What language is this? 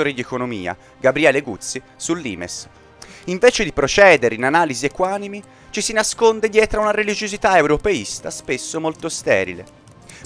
Italian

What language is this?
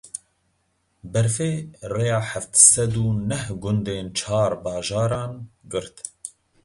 Kurdish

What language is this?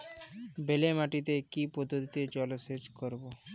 Bangla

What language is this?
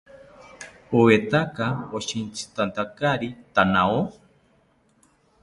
South Ucayali Ashéninka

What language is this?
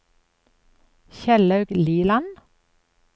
Norwegian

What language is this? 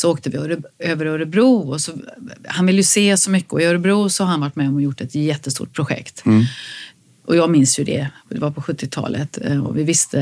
Swedish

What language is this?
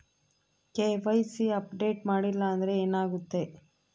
Kannada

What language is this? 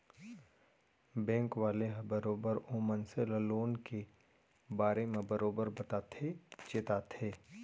Chhattisgarhi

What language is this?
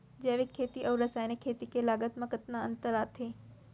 Chhattisgarhi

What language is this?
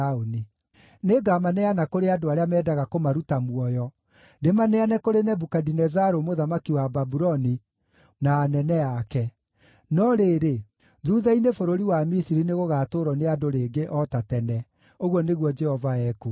Kikuyu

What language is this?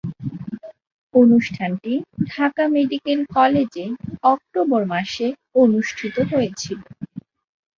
Bangla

